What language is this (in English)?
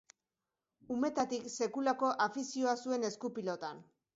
Basque